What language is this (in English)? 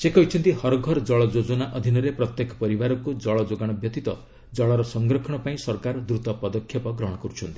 Odia